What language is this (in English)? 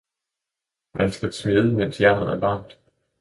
Danish